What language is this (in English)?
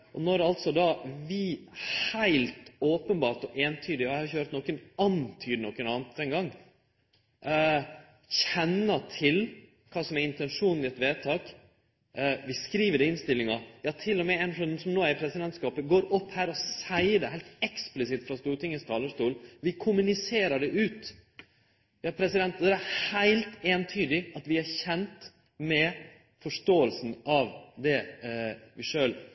Norwegian Nynorsk